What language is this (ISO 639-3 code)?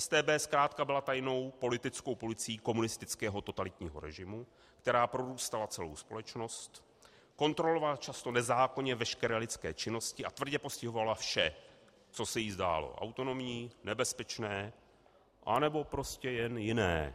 ces